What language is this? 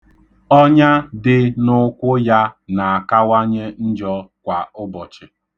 Igbo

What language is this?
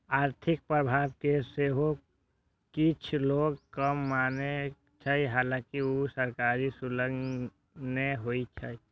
Maithili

